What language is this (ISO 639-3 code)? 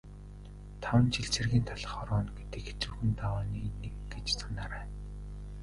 mon